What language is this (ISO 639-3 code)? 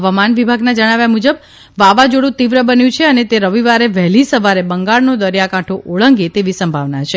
guj